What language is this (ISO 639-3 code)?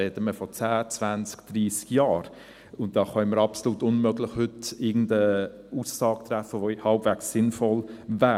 gsw